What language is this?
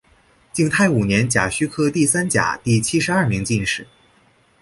Chinese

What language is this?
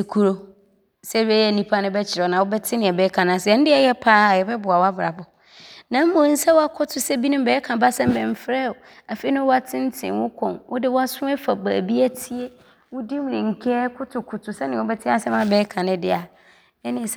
Abron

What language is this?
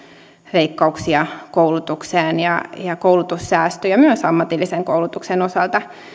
Finnish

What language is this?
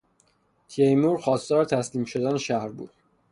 Persian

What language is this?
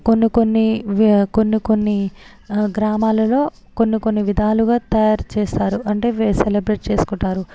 Telugu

